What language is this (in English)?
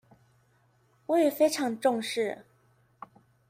Chinese